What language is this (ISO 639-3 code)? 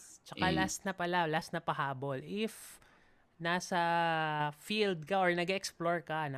fil